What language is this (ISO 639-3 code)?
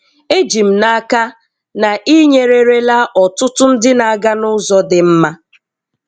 ibo